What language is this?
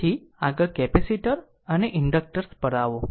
Gujarati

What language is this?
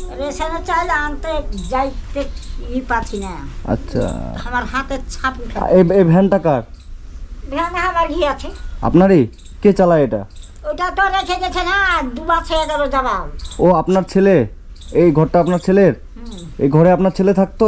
Bangla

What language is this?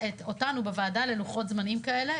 Hebrew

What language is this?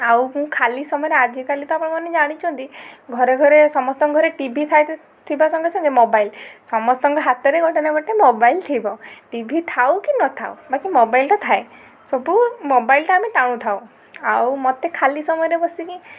Odia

